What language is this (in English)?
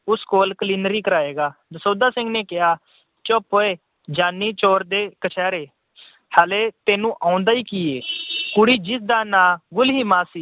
Punjabi